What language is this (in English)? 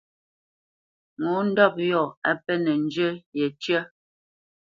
Bamenyam